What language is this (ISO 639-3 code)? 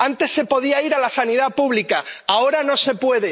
spa